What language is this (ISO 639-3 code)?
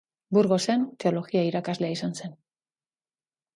eus